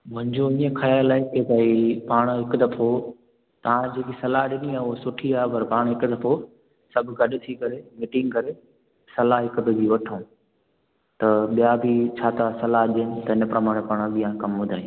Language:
Sindhi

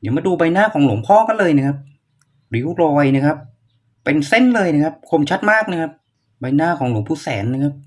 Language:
Thai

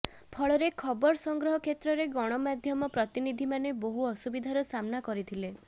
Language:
Odia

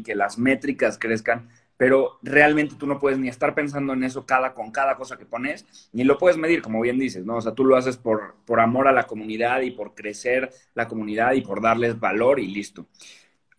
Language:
Spanish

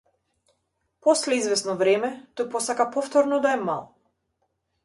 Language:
Macedonian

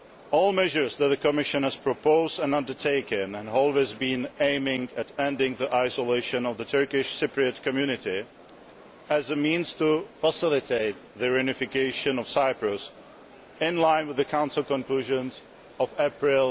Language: English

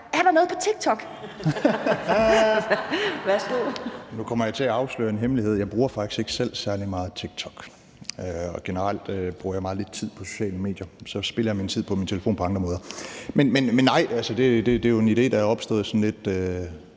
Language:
Danish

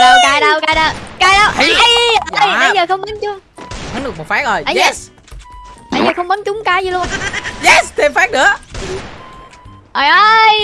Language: Vietnamese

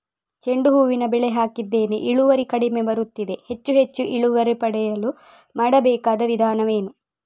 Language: Kannada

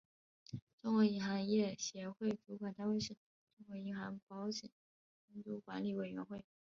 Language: Chinese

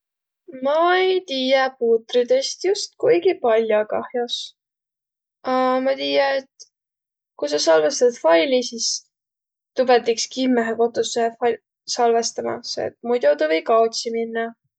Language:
Võro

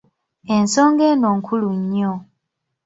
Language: Ganda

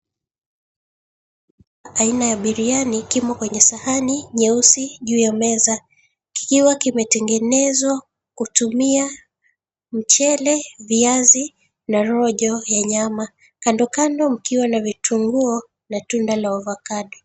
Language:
Swahili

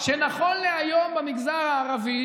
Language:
Hebrew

